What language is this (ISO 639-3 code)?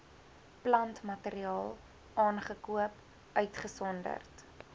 afr